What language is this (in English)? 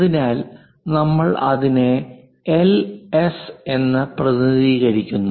Malayalam